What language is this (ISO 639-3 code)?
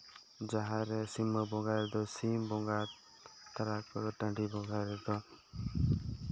sat